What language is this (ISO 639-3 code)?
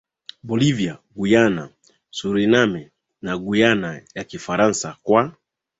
swa